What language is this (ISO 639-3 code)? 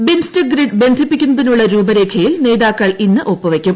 mal